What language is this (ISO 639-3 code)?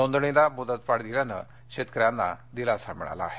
mar